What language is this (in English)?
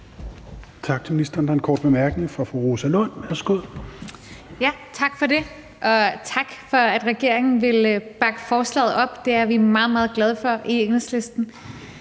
Danish